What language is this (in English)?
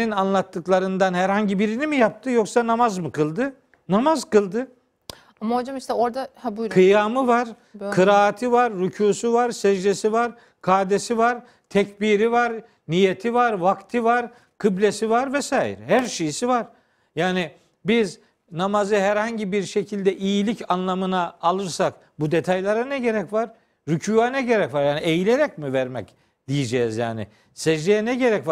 Turkish